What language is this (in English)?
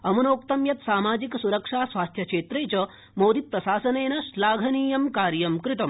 Sanskrit